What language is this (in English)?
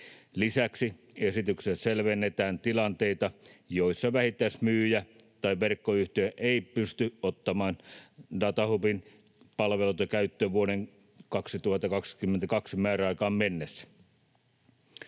Finnish